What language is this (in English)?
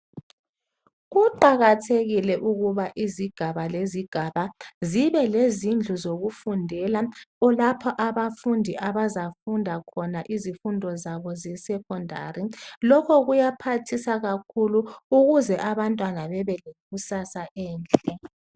North Ndebele